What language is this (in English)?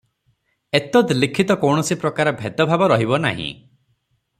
Odia